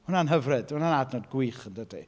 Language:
Welsh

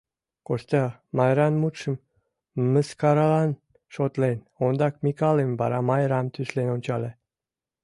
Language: Mari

